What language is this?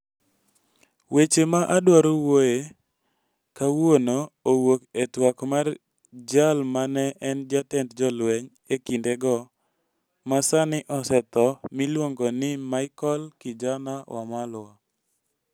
Luo (Kenya and Tanzania)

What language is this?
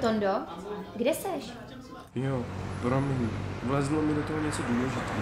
Czech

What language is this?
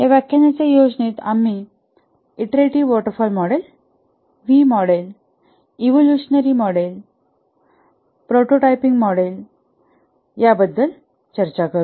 Marathi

